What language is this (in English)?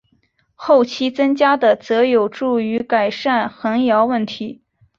Chinese